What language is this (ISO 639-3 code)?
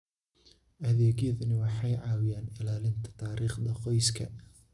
som